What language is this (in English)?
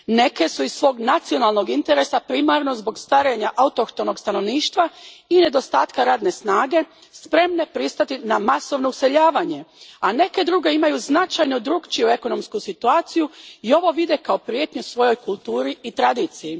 Croatian